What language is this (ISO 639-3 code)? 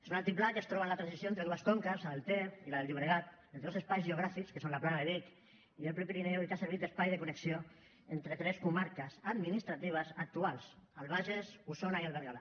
cat